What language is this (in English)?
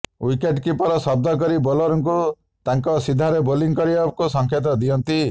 Odia